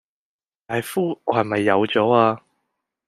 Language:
Cantonese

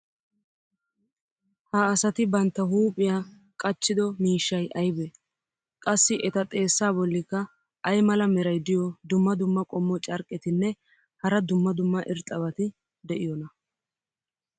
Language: Wolaytta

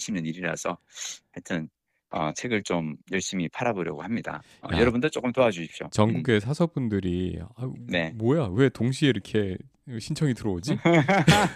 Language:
Korean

